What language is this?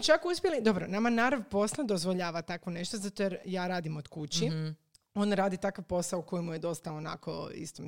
Croatian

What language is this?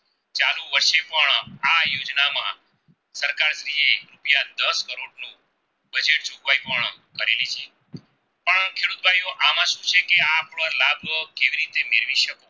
Gujarati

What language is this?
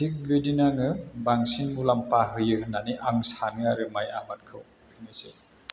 Bodo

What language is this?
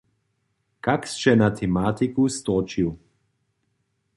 Upper Sorbian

